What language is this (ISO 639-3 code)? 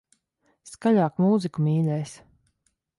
lav